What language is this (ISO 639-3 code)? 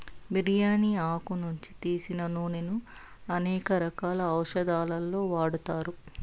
tel